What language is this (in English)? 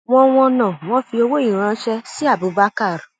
Yoruba